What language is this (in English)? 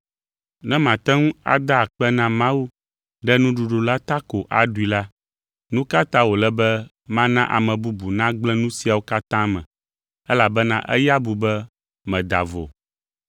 Ewe